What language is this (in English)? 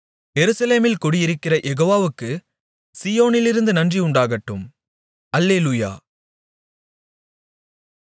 Tamil